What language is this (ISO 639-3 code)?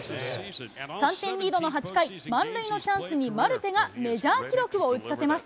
jpn